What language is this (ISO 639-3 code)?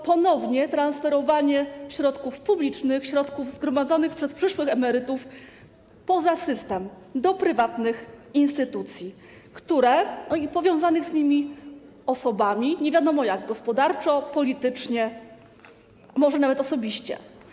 pol